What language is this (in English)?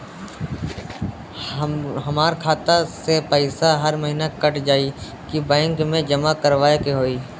Bhojpuri